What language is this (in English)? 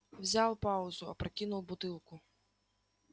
Russian